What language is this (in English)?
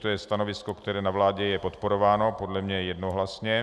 Czech